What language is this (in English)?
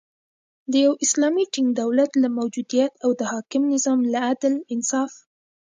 Pashto